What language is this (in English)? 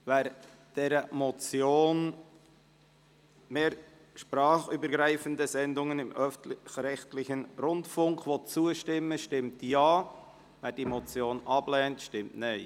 Swiss German